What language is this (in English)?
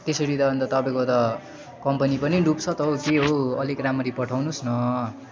Nepali